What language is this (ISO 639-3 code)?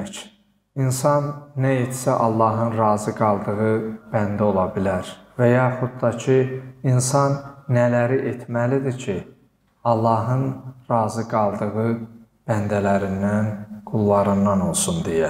tur